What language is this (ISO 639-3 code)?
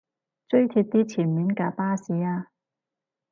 yue